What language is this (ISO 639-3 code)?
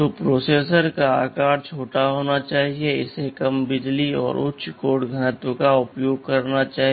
hin